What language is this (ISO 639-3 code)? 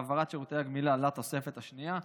heb